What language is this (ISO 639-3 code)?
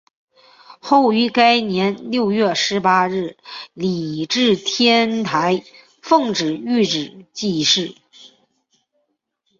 zho